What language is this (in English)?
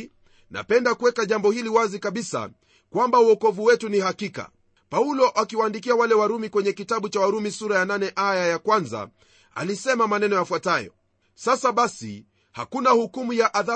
Swahili